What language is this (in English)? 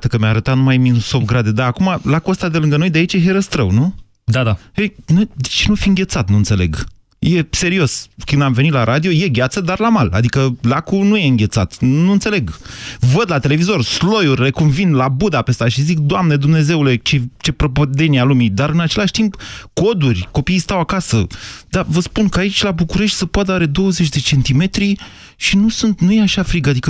Romanian